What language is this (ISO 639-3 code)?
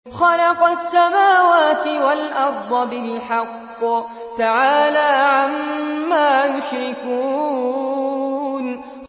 ara